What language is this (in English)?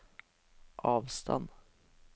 Norwegian